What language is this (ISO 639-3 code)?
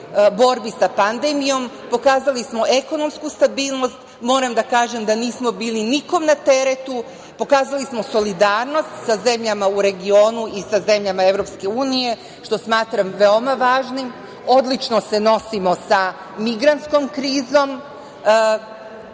srp